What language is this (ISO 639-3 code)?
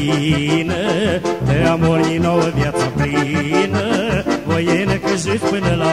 ron